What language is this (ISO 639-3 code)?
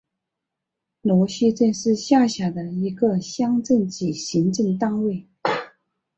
zho